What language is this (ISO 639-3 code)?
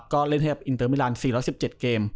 tha